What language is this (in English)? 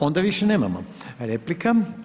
Croatian